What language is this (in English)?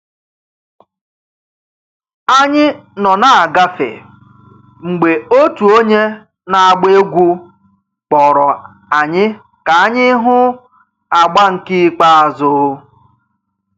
Igbo